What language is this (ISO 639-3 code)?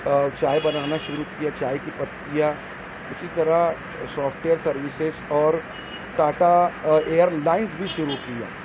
urd